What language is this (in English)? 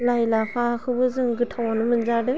Bodo